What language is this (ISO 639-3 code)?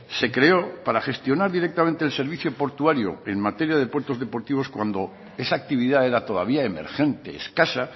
spa